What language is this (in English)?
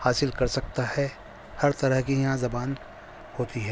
Urdu